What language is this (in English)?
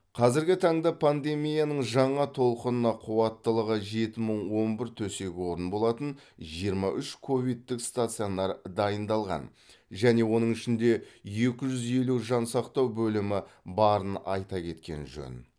Kazakh